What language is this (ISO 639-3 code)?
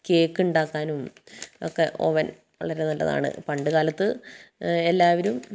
mal